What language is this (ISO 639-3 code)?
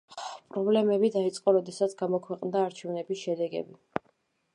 kat